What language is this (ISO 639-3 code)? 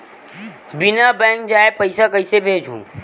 hne